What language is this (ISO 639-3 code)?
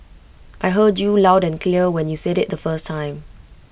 eng